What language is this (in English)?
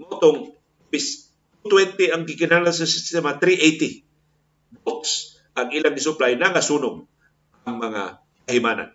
Filipino